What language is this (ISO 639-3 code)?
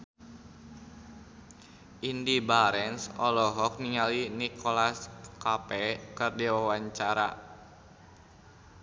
sun